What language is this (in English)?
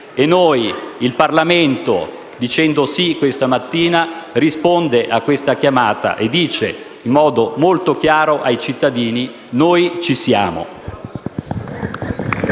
Italian